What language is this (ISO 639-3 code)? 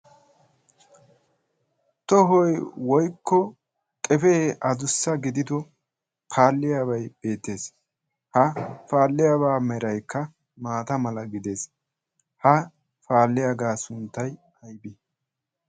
wal